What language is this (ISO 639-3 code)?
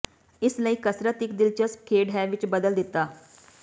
pan